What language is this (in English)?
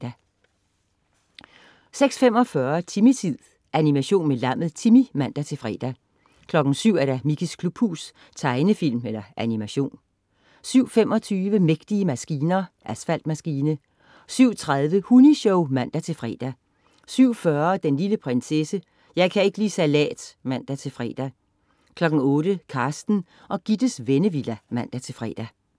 Danish